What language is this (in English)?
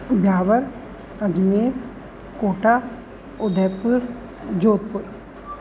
Sindhi